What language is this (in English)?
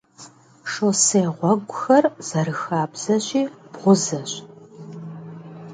Kabardian